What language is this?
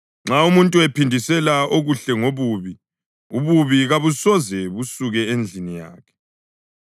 North Ndebele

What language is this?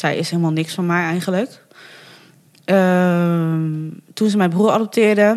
Dutch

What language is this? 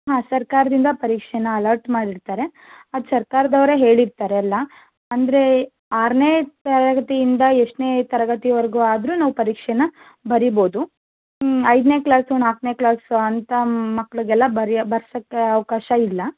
Kannada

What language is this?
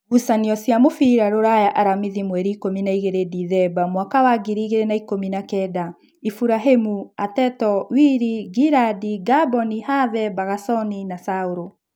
Kikuyu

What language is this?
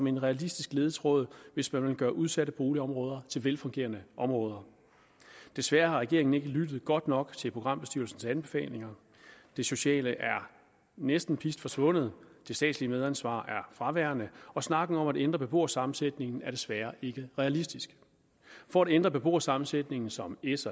Danish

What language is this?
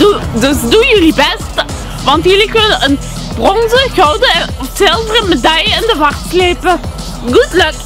Dutch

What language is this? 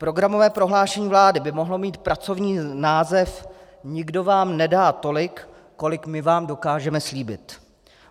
Czech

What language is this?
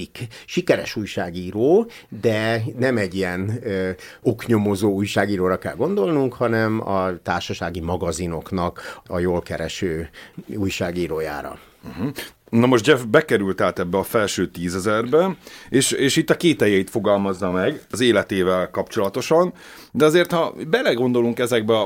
Hungarian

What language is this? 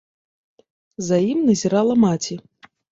Belarusian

